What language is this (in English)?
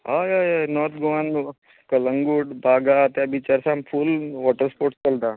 Konkani